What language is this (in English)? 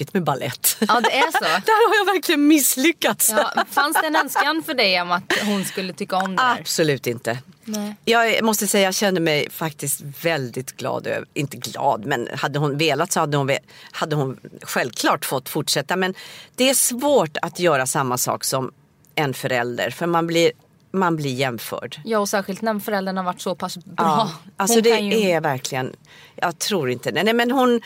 Swedish